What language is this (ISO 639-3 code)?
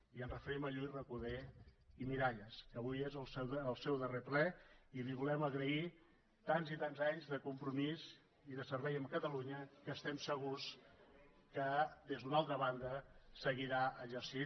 cat